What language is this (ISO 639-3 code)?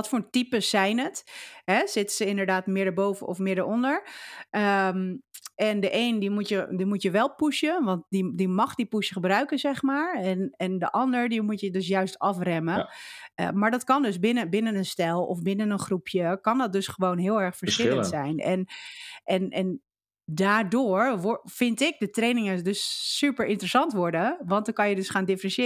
nld